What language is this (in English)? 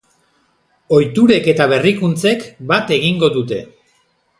Basque